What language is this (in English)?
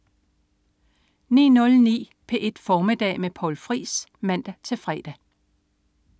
Danish